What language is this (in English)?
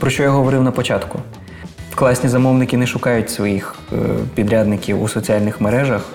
Ukrainian